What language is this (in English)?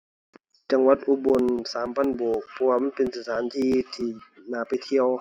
Thai